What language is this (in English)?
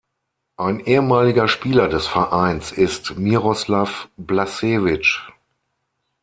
German